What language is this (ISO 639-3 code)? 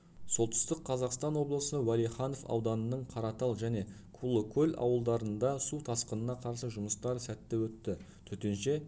kaz